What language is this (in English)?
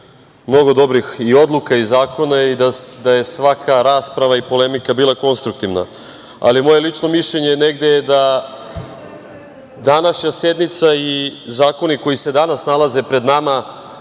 Serbian